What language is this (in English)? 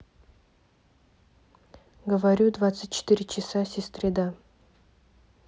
Russian